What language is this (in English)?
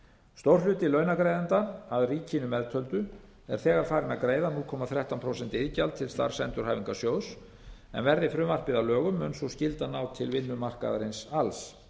Icelandic